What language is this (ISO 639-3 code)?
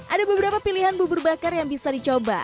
ind